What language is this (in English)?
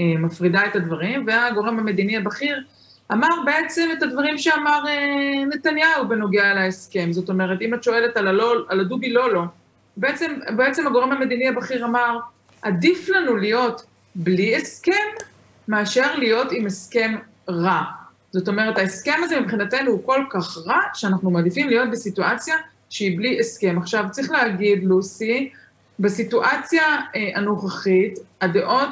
Hebrew